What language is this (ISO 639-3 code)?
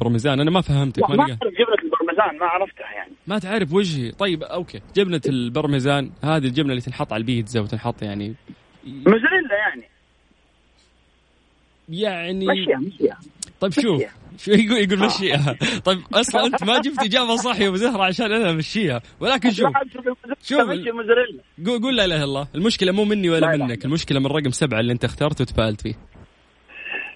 ara